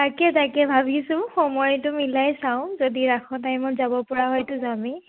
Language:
Assamese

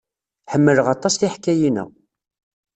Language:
Kabyle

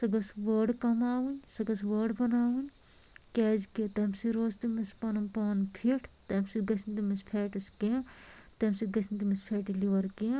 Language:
Kashmiri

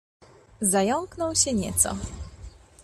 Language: Polish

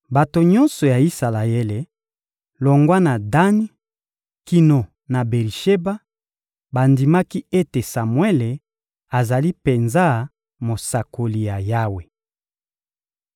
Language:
Lingala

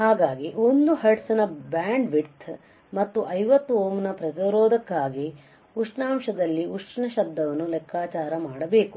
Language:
Kannada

